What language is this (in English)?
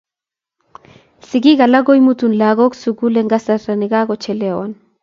Kalenjin